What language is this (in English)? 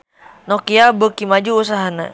Sundanese